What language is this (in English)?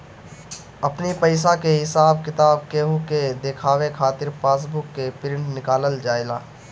Bhojpuri